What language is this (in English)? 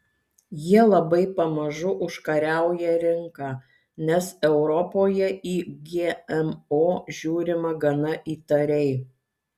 Lithuanian